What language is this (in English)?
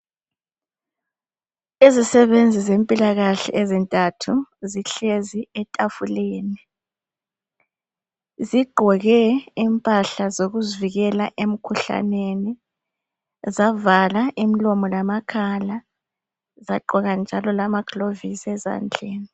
North Ndebele